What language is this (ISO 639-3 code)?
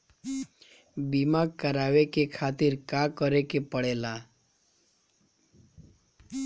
bho